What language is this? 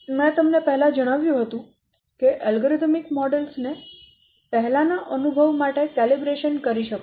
Gujarati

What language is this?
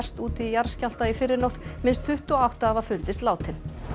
Icelandic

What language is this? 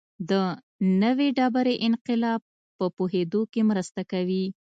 Pashto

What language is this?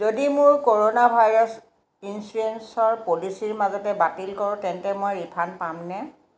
Assamese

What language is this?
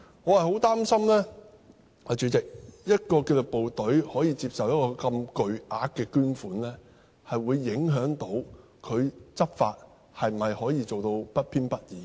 Cantonese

